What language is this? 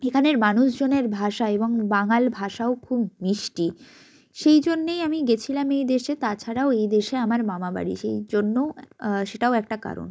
Bangla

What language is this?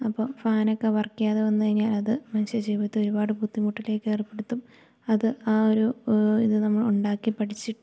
Malayalam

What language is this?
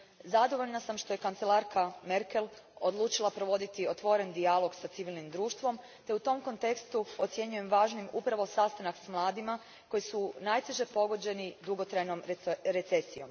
Croatian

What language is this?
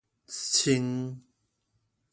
Min Nan Chinese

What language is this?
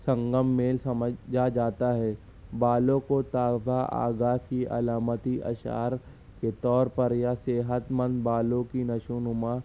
Urdu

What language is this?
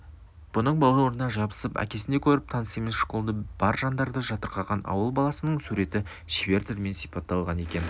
Kazakh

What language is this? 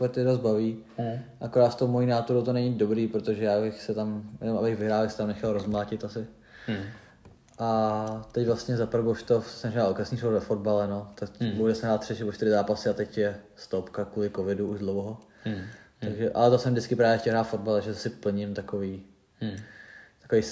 Czech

